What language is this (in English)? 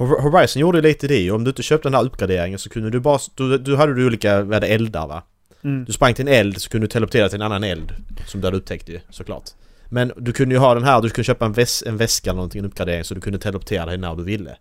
Swedish